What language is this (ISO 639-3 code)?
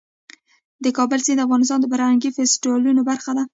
pus